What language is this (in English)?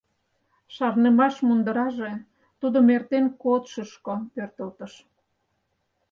Mari